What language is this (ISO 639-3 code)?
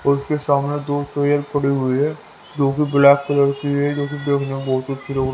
hin